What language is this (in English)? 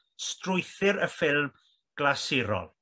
Welsh